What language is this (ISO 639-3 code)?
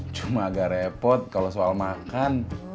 ind